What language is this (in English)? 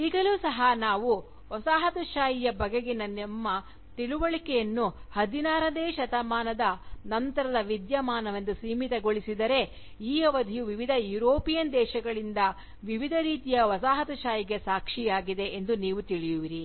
Kannada